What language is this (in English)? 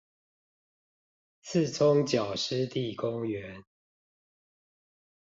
Chinese